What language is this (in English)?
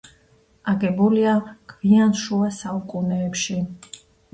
Georgian